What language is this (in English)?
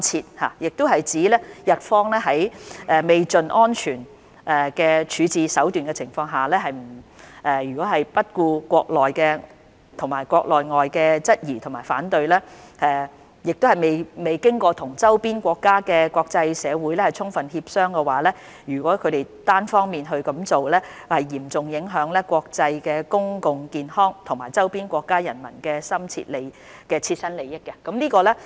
Cantonese